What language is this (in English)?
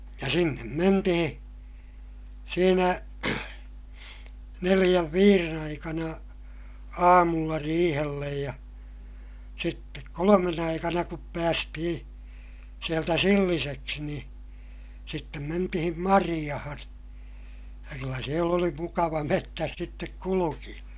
Finnish